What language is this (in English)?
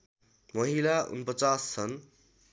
Nepali